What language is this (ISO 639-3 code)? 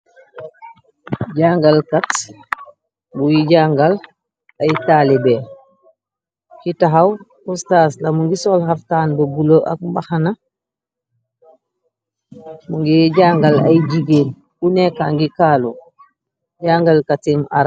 wol